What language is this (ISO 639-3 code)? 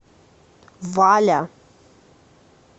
rus